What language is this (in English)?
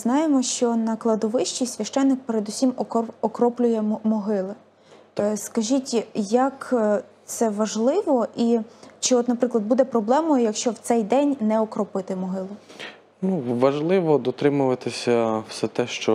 Ukrainian